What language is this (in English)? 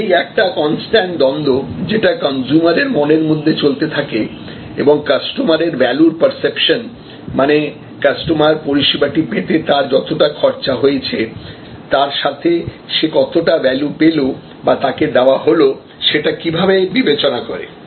Bangla